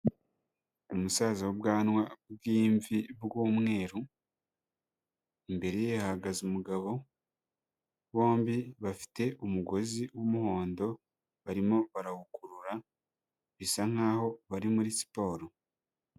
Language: Kinyarwanda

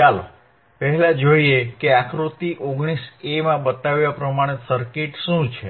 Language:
Gujarati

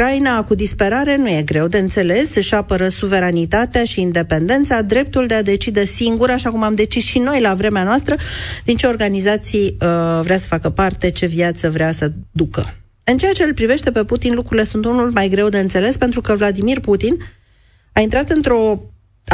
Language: Romanian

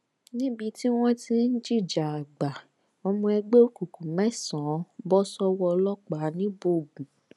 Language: Yoruba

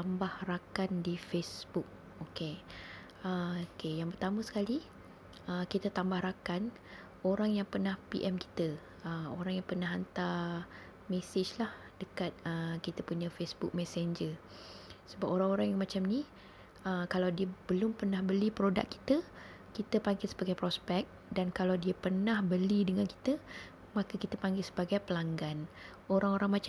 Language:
Malay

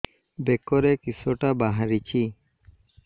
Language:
Odia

